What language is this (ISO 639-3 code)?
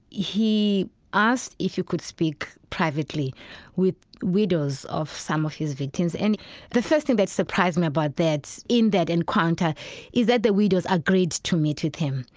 eng